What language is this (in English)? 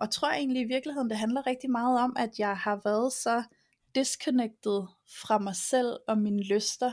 Danish